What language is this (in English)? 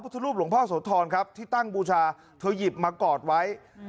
Thai